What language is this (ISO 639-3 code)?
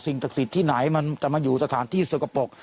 tha